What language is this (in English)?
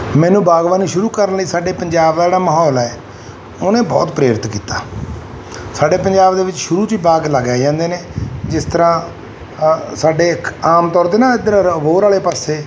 Punjabi